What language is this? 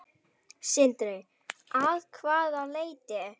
Icelandic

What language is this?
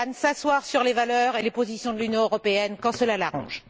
French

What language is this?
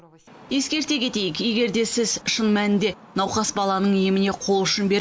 Kazakh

